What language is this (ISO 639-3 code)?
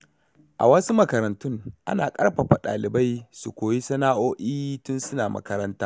hau